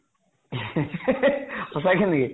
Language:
Assamese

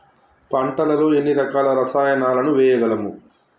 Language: Telugu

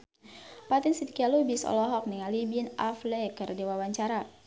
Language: Sundanese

